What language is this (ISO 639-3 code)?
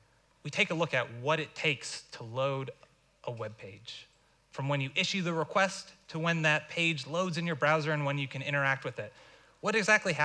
eng